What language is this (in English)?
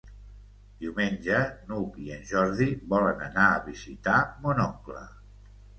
Catalan